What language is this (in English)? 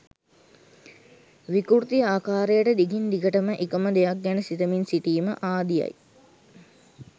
Sinhala